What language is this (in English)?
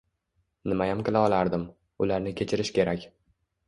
Uzbek